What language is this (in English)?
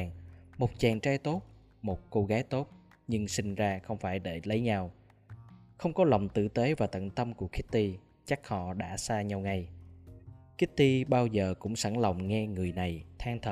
Vietnamese